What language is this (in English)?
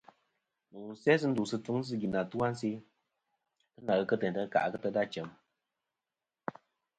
Kom